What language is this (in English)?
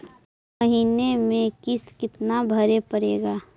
Magahi